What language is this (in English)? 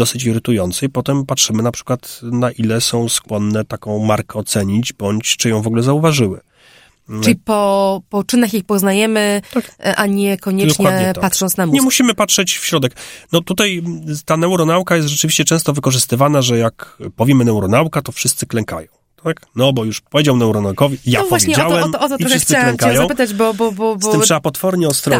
Polish